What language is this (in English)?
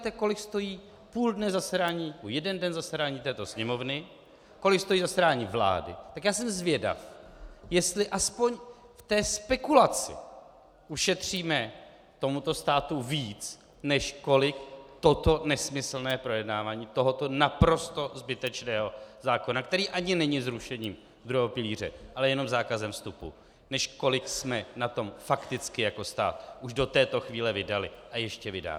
Czech